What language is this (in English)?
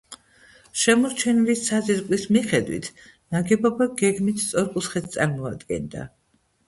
Georgian